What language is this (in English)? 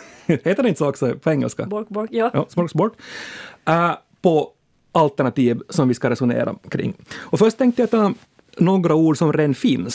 Swedish